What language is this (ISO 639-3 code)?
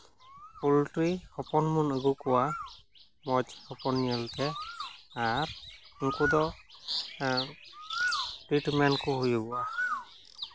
sat